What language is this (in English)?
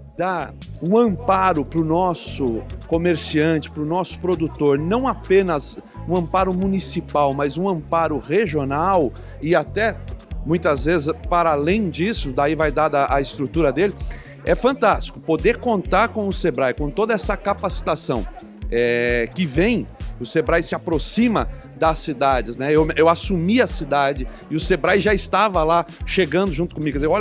Portuguese